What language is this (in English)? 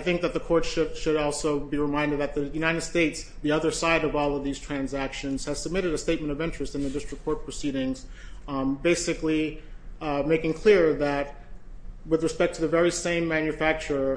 English